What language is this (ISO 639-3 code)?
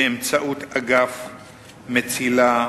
heb